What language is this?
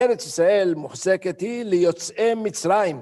Hebrew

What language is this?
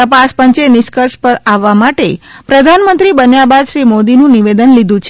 Gujarati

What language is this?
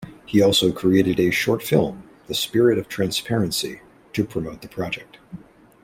English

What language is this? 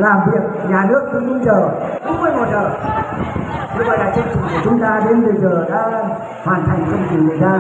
Vietnamese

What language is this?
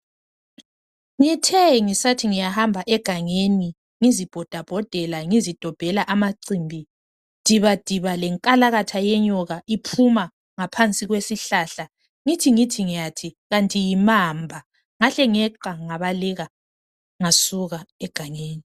North Ndebele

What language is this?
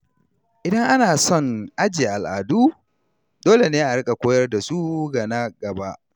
Hausa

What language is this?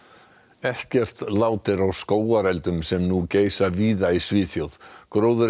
Icelandic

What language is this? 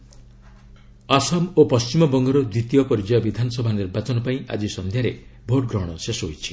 Odia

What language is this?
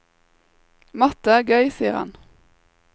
Norwegian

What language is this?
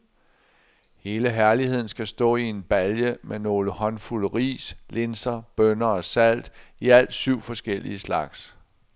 Danish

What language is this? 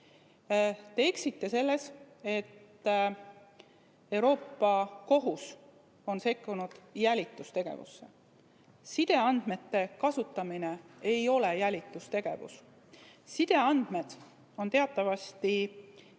Estonian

